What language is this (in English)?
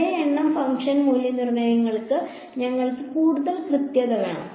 Malayalam